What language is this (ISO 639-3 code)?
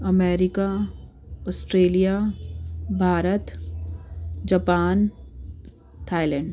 snd